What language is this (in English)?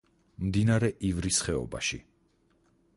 Georgian